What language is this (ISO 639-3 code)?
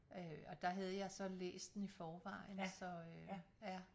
dan